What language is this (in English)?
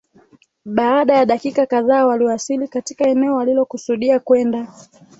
Swahili